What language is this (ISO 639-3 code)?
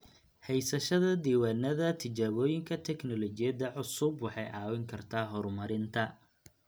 som